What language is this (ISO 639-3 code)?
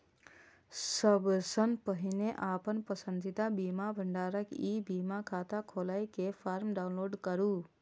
mai